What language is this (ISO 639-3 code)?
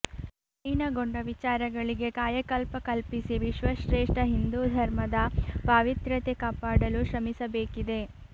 kan